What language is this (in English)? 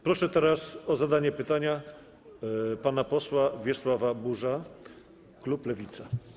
Polish